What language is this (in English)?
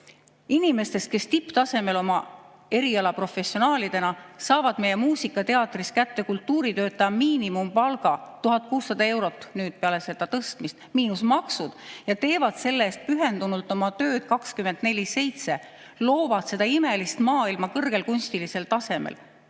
Estonian